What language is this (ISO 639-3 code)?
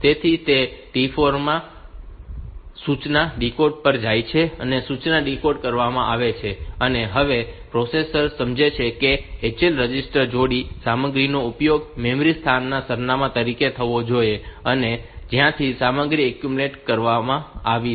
guj